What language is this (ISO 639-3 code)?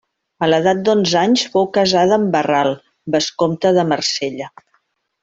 cat